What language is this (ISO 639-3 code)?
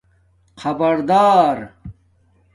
dmk